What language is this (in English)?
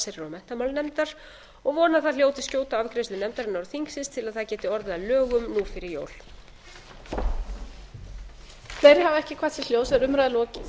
Icelandic